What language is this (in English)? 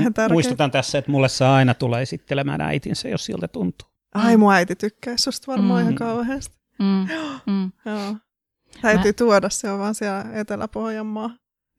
Finnish